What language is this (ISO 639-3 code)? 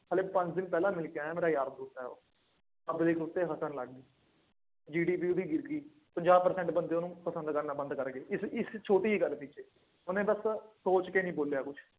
pan